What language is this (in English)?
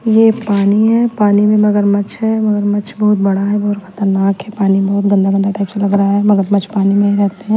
Hindi